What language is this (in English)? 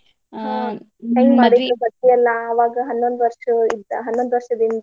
Kannada